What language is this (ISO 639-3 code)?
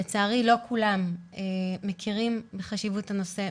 heb